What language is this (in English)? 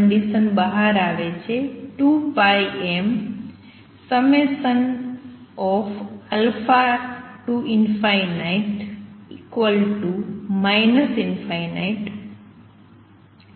Gujarati